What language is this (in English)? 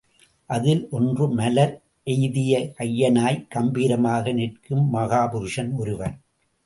Tamil